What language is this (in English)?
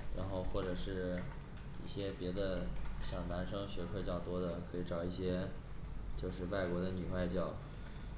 Chinese